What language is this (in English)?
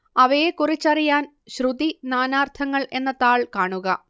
Malayalam